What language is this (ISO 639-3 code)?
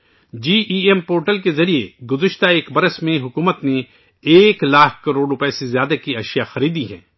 urd